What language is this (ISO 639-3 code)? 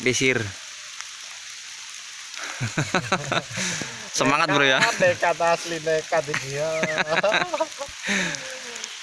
ind